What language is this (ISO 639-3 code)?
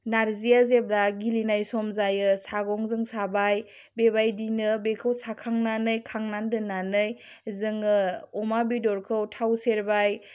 brx